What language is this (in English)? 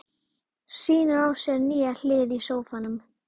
Icelandic